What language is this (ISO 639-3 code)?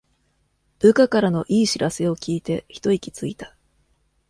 jpn